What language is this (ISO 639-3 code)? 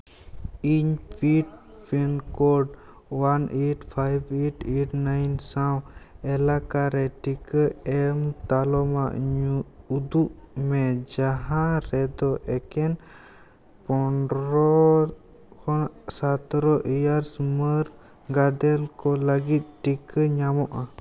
sat